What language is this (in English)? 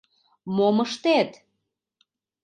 Mari